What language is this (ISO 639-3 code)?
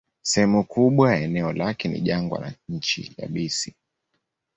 swa